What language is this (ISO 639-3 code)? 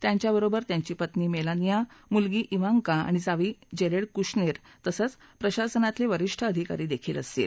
mar